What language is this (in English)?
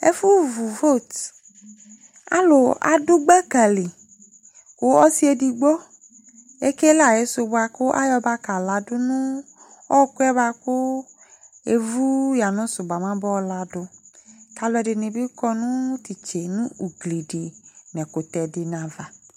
Ikposo